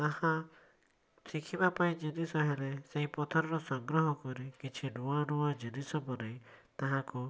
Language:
Odia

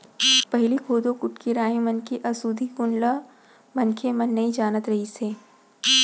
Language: Chhattisgarhi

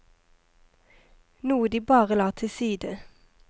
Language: Norwegian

